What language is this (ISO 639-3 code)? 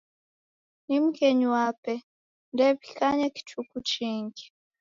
dav